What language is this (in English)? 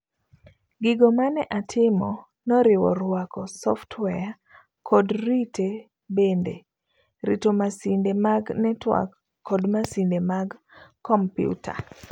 Luo (Kenya and Tanzania)